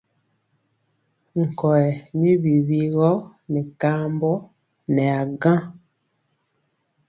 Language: Mpiemo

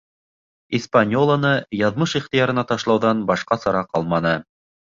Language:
Bashkir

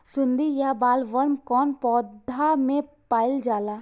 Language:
Bhojpuri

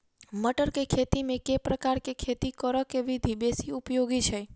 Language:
Maithili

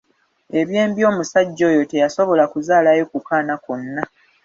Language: Ganda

